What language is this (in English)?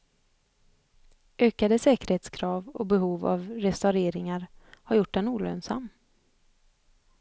Swedish